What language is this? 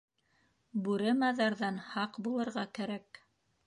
Bashkir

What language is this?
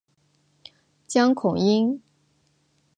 Chinese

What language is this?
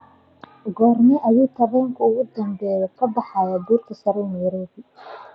Somali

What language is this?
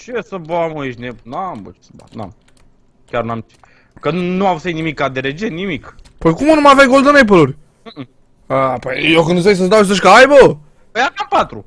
Romanian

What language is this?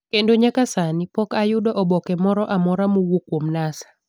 Luo (Kenya and Tanzania)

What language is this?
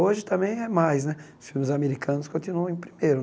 Portuguese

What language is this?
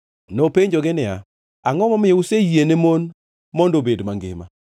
Luo (Kenya and Tanzania)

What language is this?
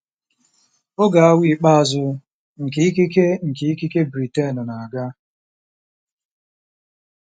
Igbo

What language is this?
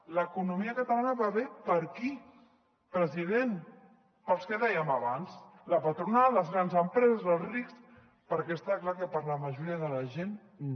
Catalan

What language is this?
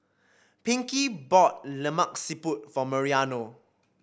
English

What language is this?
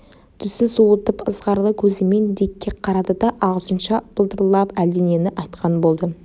Kazakh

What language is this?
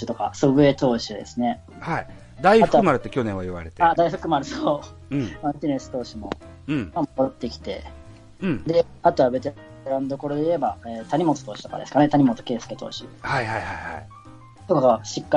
Japanese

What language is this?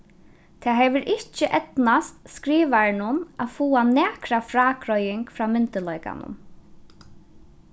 Faroese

